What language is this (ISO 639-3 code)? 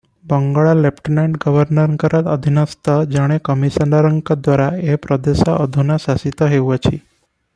ori